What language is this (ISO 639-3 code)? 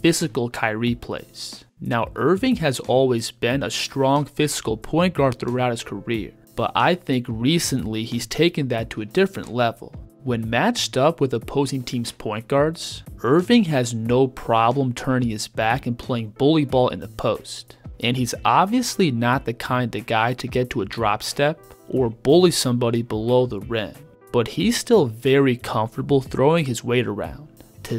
eng